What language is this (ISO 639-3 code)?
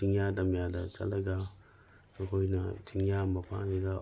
mni